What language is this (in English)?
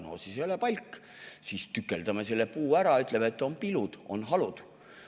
Estonian